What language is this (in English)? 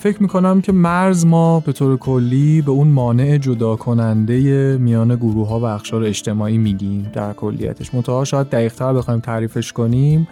Persian